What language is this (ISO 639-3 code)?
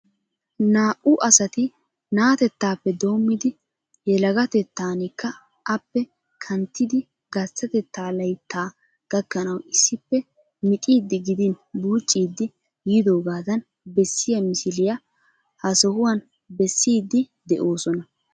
wal